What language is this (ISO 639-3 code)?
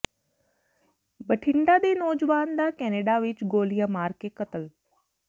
pan